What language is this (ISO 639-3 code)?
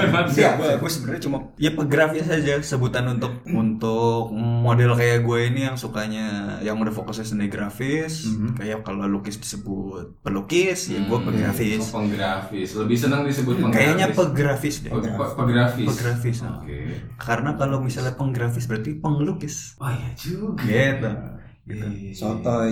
ind